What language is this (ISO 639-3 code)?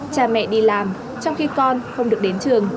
vie